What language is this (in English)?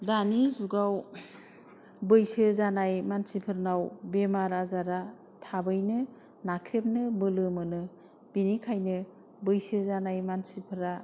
Bodo